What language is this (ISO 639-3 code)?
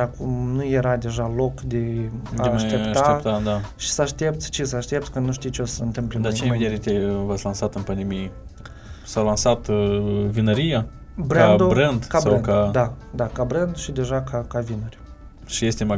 ron